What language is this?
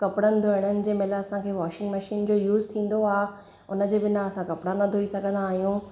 Sindhi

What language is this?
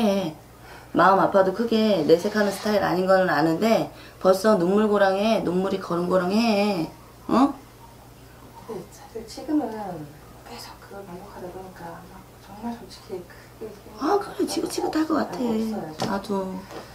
Korean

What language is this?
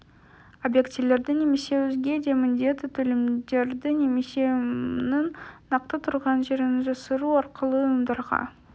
Kazakh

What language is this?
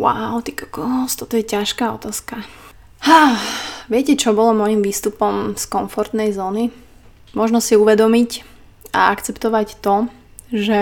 Slovak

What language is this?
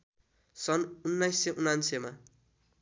Nepali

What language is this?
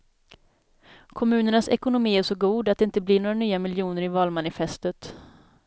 Swedish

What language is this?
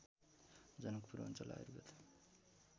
Nepali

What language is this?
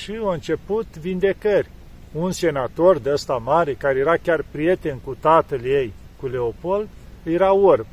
Romanian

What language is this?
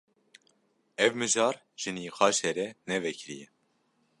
Kurdish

